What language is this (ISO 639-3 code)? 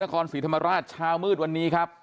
tha